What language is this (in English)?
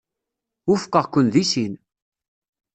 Kabyle